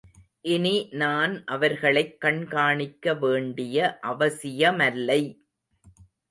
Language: Tamil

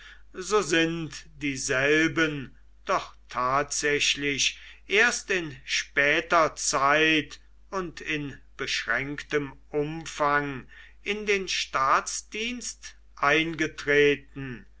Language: German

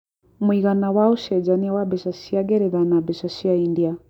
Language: Kikuyu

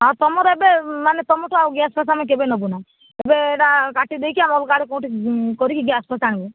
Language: Odia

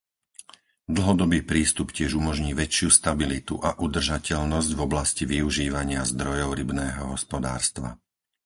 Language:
Slovak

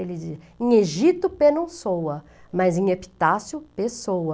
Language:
Portuguese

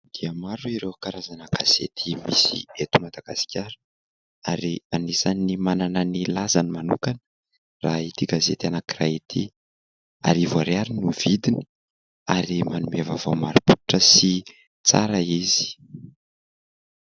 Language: Malagasy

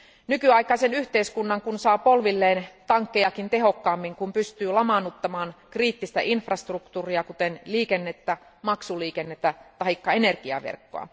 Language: Finnish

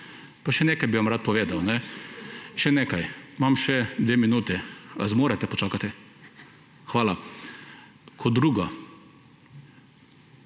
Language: Slovenian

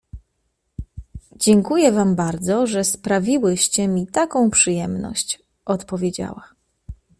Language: Polish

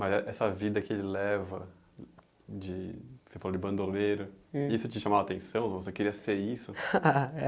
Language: Portuguese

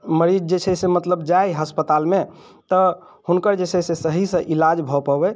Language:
Maithili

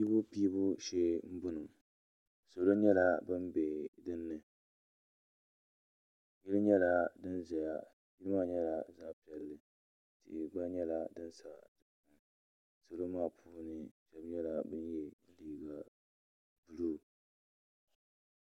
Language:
Dagbani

